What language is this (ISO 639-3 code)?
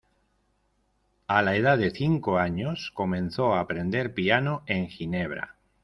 spa